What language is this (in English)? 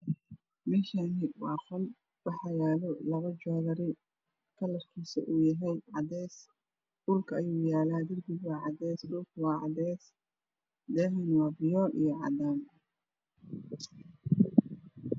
Somali